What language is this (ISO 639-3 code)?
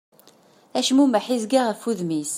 kab